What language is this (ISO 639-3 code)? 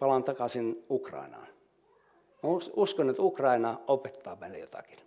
fin